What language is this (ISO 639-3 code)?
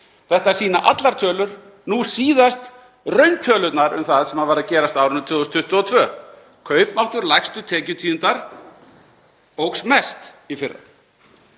isl